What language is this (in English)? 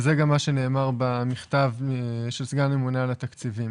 Hebrew